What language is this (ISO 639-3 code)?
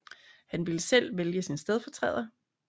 dan